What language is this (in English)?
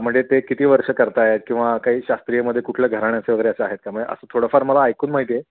Marathi